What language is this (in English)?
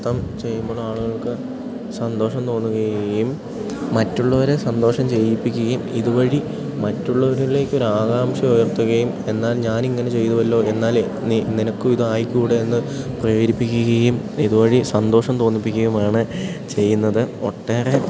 Malayalam